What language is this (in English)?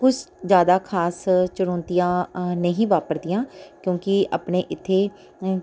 Punjabi